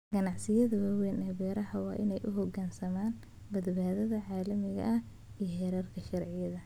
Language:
Somali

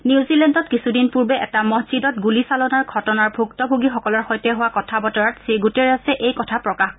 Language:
Assamese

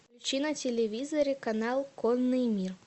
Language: Russian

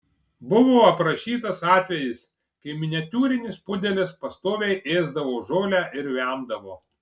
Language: Lithuanian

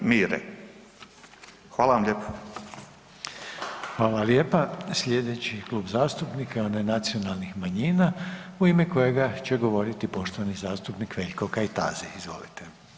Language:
Croatian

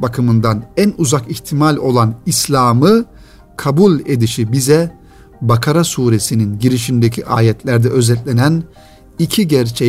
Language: Turkish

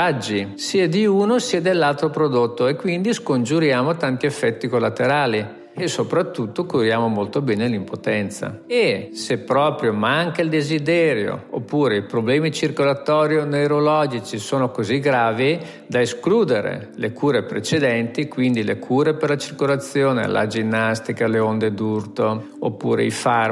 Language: Italian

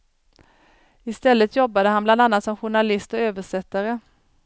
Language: Swedish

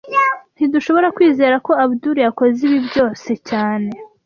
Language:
Kinyarwanda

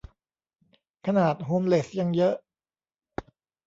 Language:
Thai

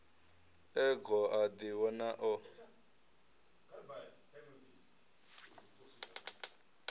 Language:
Venda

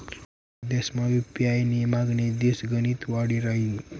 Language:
Marathi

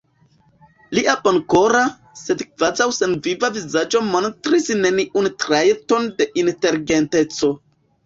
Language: Esperanto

